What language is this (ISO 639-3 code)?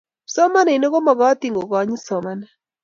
kln